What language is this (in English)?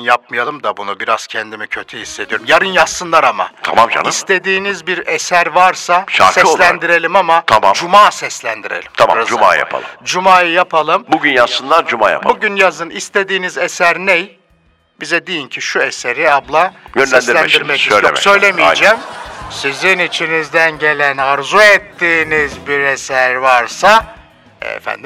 Turkish